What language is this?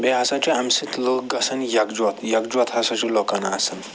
Kashmiri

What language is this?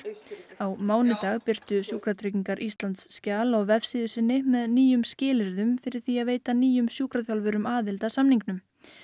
Icelandic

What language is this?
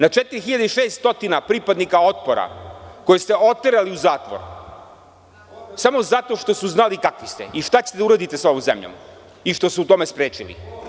Serbian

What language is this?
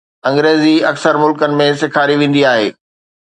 Sindhi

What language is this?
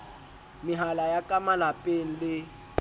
Southern Sotho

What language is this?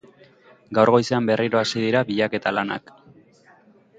Basque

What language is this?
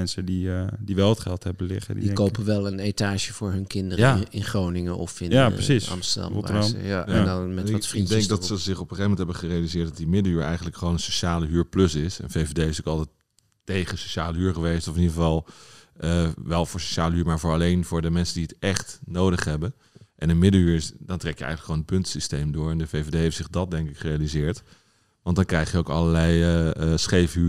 Dutch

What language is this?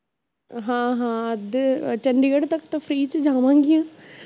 Punjabi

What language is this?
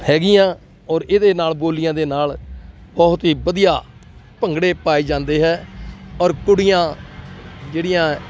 Punjabi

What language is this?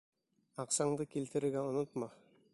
Bashkir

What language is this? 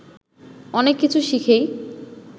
Bangla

